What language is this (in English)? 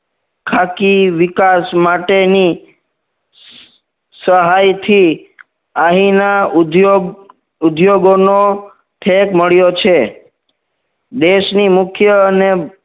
Gujarati